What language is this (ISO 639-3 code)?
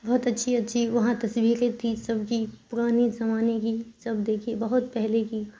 urd